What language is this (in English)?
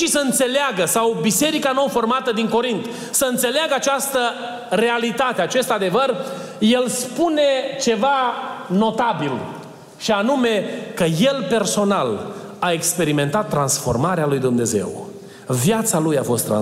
Romanian